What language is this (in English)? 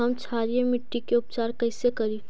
Magahi